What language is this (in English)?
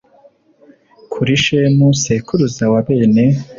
Kinyarwanda